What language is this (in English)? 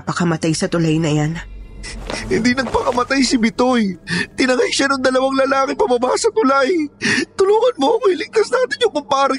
Filipino